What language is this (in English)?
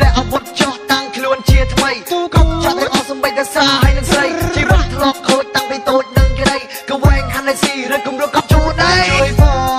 Thai